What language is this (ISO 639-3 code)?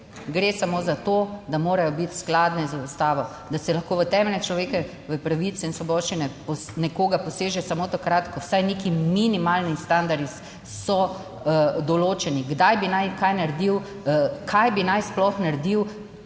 slv